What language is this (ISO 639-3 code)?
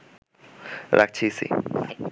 ben